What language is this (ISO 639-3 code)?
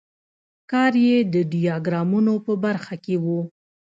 pus